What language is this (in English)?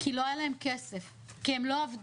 Hebrew